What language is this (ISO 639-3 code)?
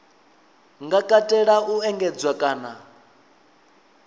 ven